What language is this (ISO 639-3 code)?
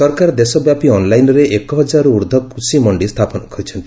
ori